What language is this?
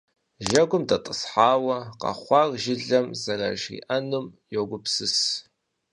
Kabardian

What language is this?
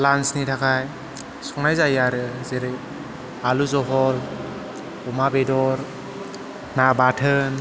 Bodo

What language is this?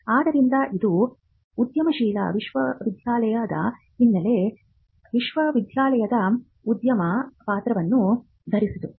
Kannada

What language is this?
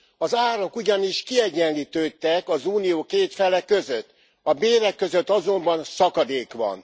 Hungarian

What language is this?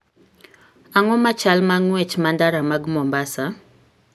Luo (Kenya and Tanzania)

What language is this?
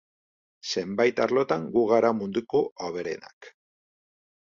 Basque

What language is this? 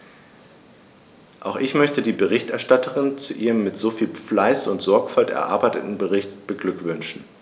German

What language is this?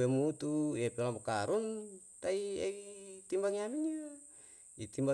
Yalahatan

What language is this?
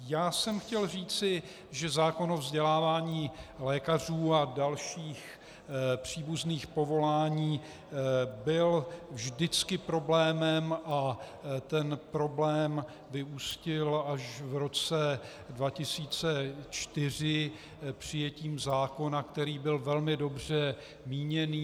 Czech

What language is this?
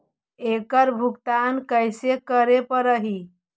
Magahi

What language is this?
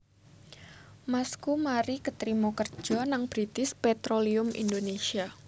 Javanese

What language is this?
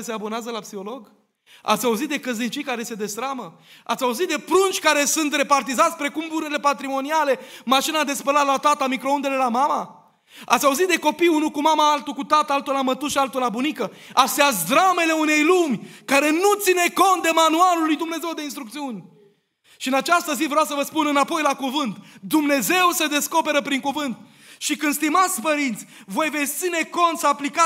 Romanian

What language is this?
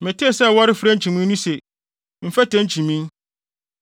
Akan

